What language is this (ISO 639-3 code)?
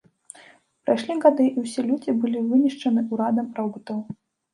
bel